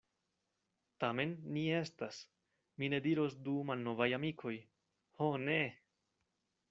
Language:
Esperanto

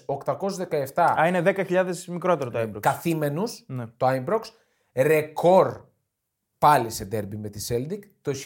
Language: Greek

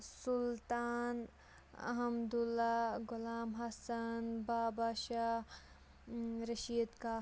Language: Kashmiri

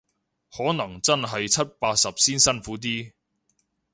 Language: Cantonese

